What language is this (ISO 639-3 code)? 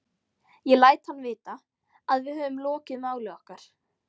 isl